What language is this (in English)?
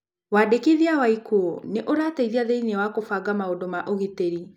Kikuyu